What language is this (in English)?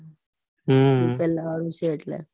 Gujarati